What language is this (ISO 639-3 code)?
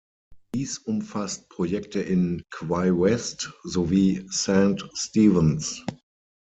deu